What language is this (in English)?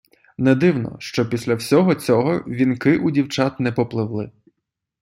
Ukrainian